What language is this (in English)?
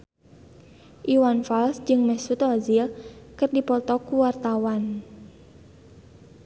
Sundanese